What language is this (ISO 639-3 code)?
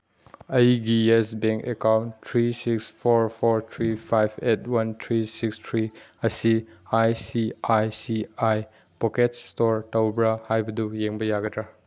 mni